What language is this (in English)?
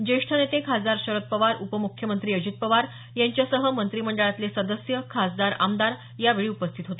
Marathi